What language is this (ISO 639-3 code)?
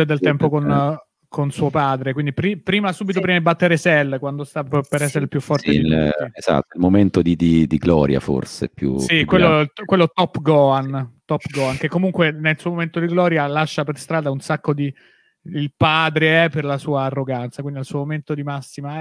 ita